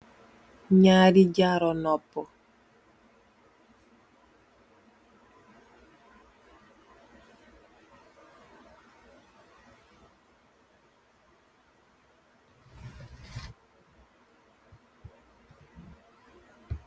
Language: Wolof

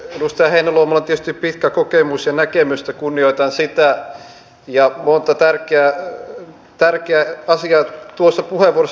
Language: Finnish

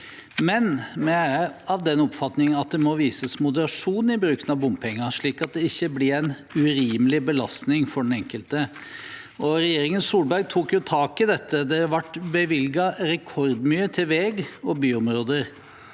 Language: Norwegian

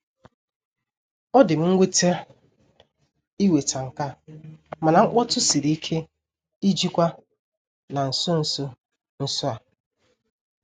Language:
Igbo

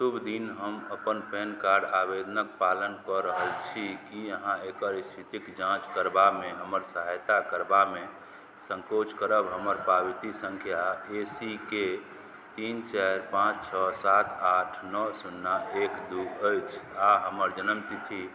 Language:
Maithili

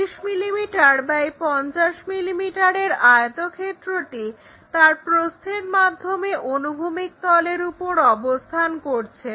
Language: Bangla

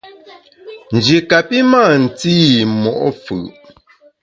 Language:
Bamun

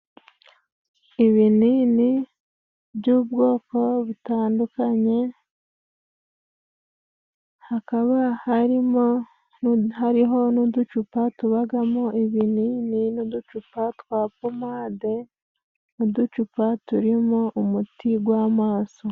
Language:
Kinyarwanda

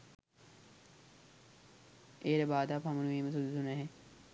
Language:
Sinhala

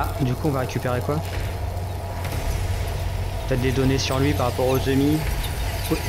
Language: French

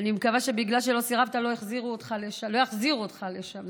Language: Hebrew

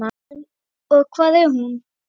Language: Icelandic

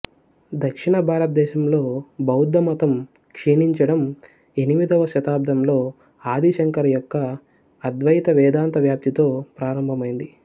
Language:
Telugu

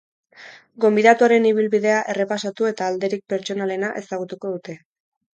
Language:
Basque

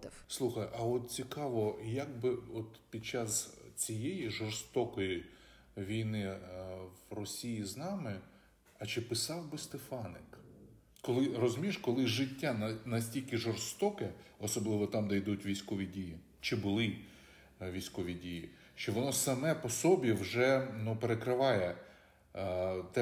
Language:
Ukrainian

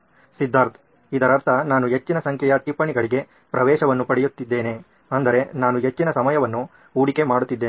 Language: Kannada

